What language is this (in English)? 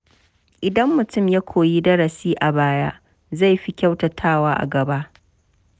Hausa